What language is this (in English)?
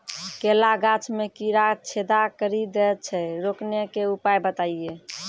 Maithili